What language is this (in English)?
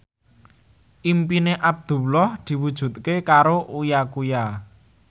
Javanese